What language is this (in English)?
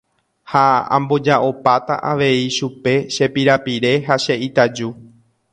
Guarani